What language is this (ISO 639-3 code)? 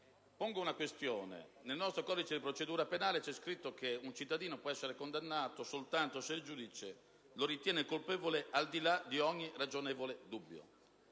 ita